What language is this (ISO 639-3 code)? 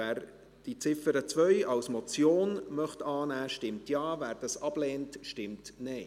gsw